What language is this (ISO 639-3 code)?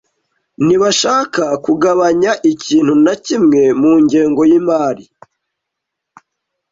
kin